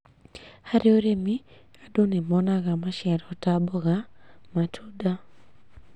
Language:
Kikuyu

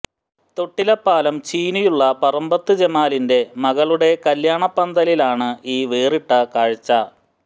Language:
Malayalam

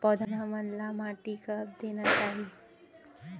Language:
Chhattisgarhi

